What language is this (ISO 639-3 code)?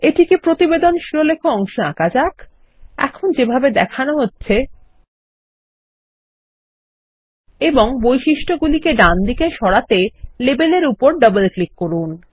ben